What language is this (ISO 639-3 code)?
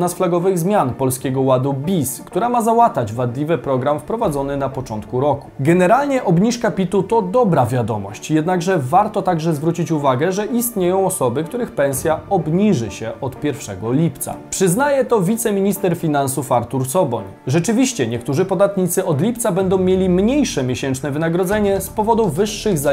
pol